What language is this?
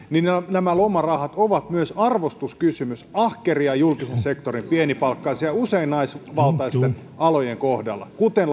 Finnish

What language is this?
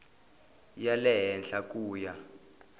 Tsonga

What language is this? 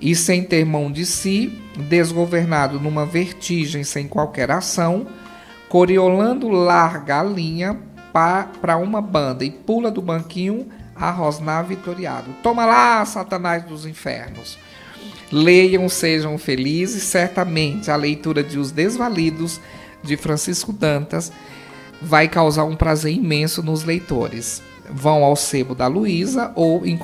Portuguese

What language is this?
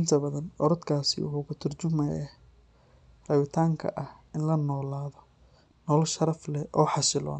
Somali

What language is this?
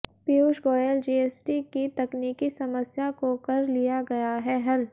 Hindi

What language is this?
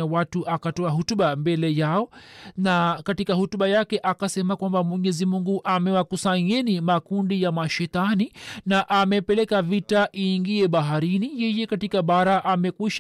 Swahili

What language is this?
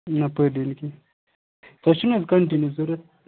Kashmiri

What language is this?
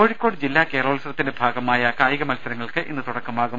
Malayalam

